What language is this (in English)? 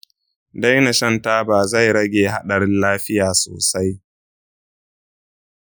Hausa